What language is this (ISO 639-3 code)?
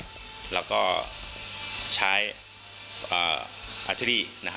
tha